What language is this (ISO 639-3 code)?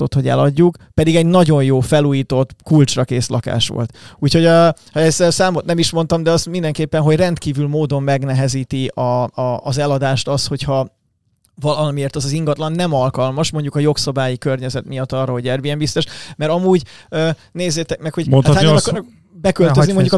hun